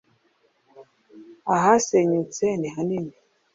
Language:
Kinyarwanda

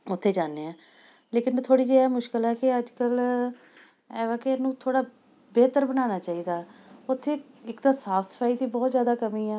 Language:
Punjabi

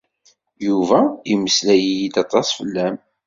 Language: Kabyle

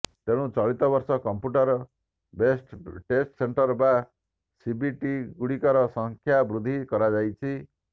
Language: Odia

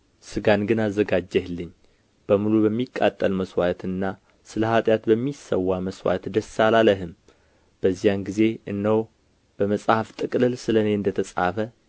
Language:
Amharic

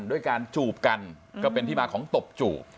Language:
Thai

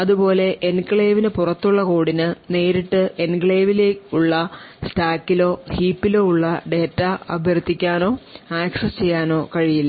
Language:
Malayalam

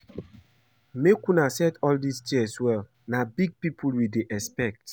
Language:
Nigerian Pidgin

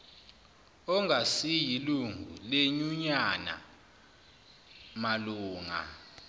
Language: Zulu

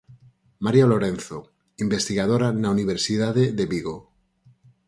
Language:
Galician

